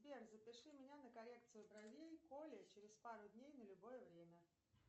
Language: Russian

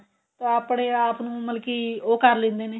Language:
Punjabi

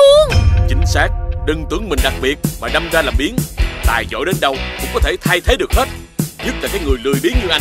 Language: Vietnamese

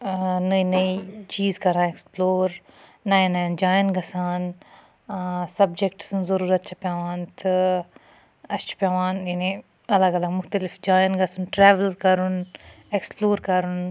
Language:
Kashmiri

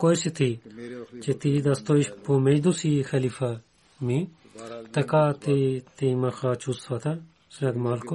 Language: Bulgarian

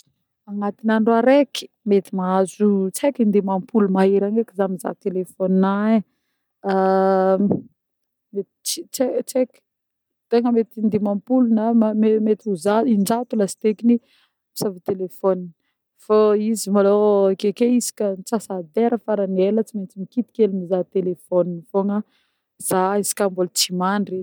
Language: Northern Betsimisaraka Malagasy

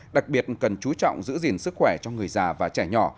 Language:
Vietnamese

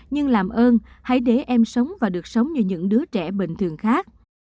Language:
Vietnamese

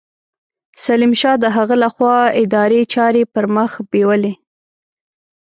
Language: Pashto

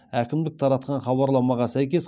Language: Kazakh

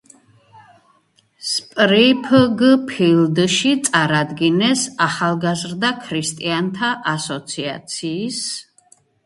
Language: Georgian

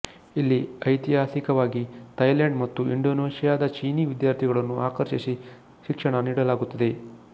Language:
Kannada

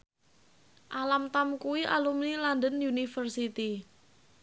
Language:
Javanese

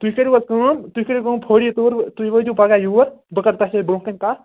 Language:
Kashmiri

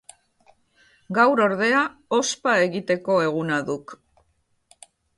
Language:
Basque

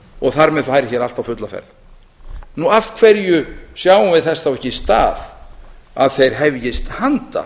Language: Icelandic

